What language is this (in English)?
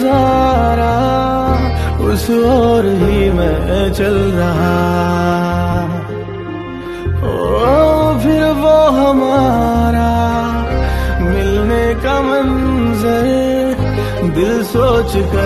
Arabic